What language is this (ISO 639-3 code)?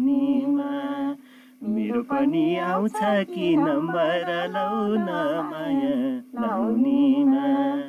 tha